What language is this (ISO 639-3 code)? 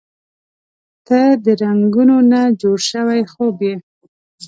pus